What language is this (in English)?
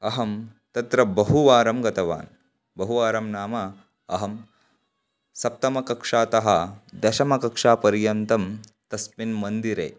Sanskrit